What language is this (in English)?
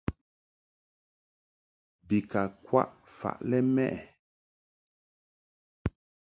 Mungaka